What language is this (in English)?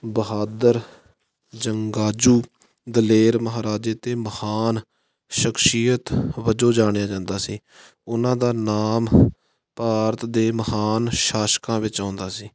Punjabi